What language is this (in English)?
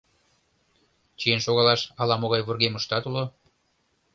Mari